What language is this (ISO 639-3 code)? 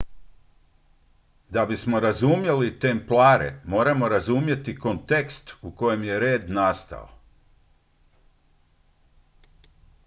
hrv